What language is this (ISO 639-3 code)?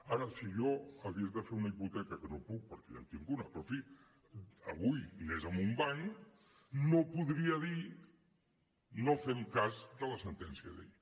cat